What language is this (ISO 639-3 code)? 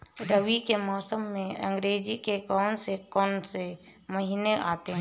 hin